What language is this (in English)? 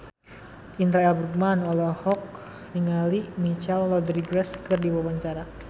Sundanese